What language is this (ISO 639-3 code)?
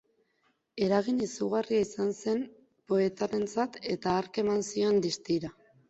eus